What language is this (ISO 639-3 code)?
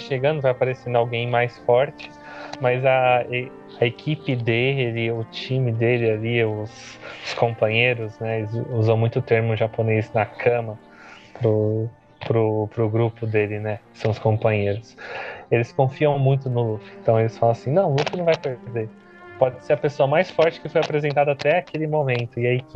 por